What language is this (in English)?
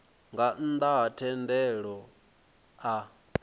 Venda